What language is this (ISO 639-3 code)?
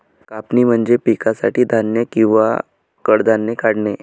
mar